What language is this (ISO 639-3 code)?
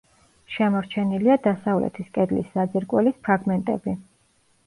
kat